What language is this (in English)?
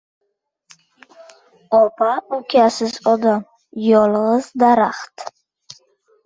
Uzbek